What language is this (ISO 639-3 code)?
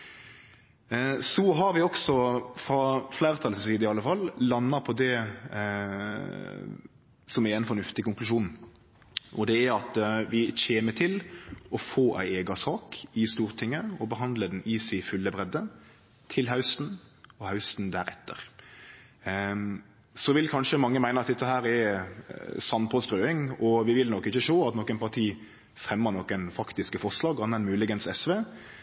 nno